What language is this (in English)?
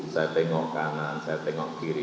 Indonesian